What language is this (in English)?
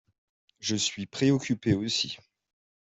French